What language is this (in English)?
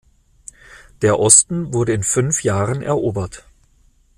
German